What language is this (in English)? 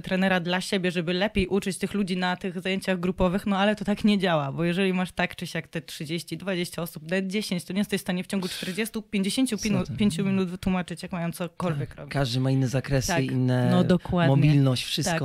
Polish